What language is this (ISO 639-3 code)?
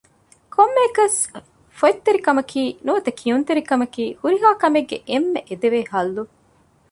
div